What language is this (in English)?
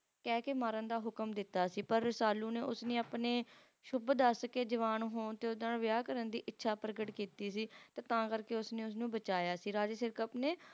Punjabi